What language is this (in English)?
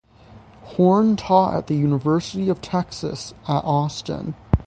English